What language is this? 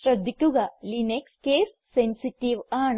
Malayalam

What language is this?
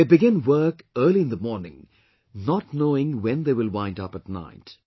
English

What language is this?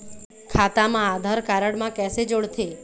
Chhattisgarhi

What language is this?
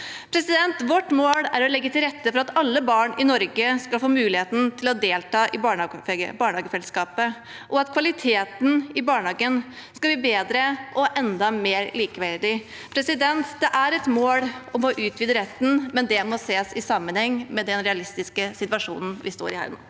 Norwegian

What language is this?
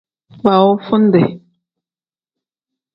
Tem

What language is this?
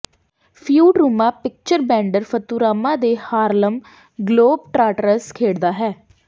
Punjabi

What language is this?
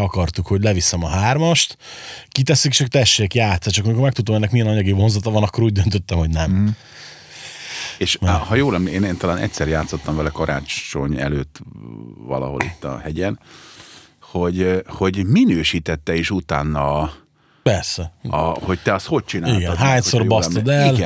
Hungarian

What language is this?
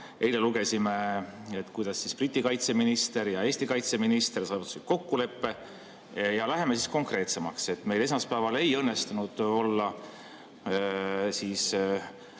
Estonian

